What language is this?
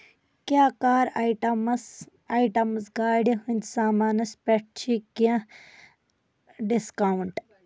Kashmiri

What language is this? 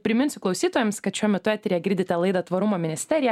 Lithuanian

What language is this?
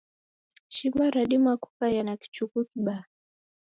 Taita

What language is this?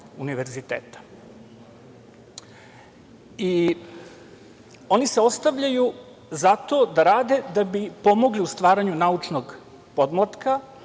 Serbian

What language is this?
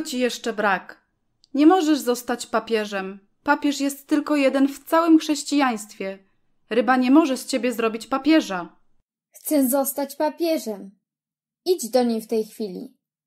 Polish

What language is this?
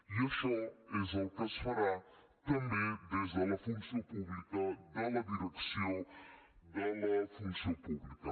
Catalan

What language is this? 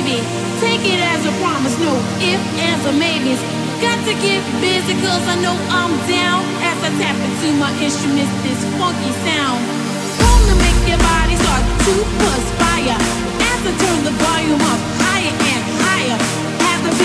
English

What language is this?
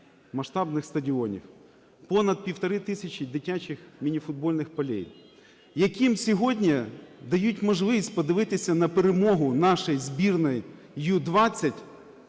Ukrainian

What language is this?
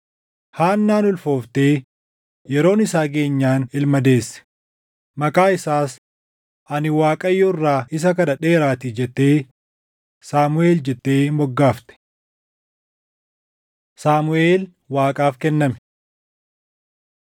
Oromo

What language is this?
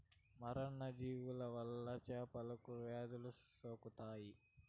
Telugu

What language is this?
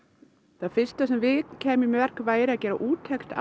Icelandic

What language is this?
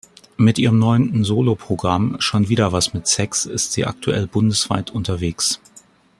German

